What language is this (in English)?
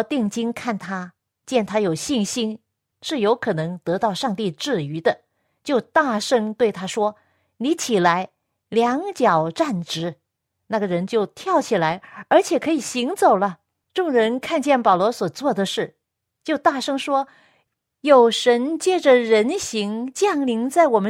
Chinese